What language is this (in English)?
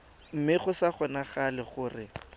Tswana